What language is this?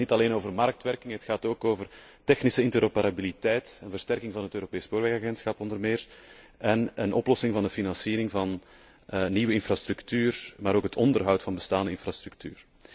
Dutch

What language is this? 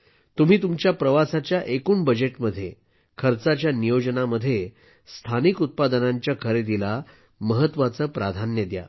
Marathi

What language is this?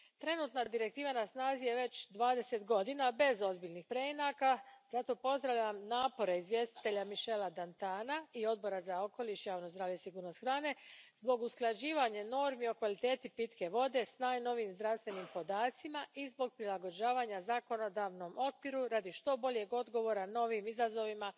Croatian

